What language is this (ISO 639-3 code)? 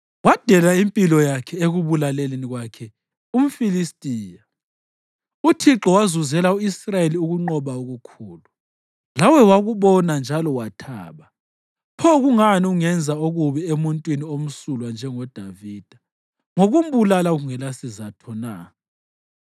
nde